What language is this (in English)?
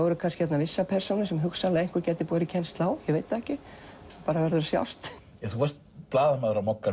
Icelandic